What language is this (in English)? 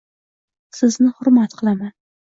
Uzbek